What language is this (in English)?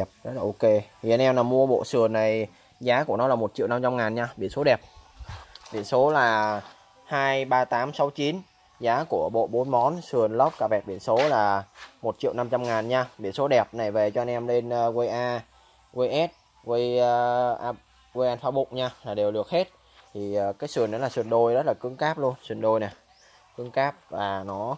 Vietnamese